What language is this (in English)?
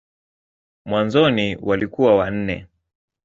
Swahili